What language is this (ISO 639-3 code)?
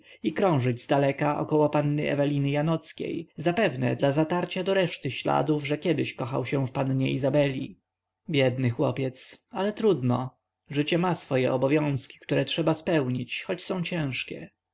pol